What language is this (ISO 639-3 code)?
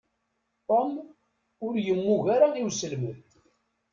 kab